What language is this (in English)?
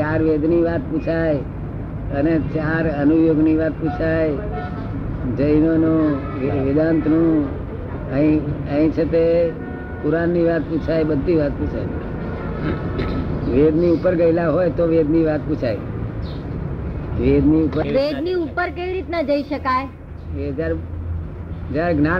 Gujarati